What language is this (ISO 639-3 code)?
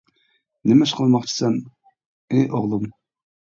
uig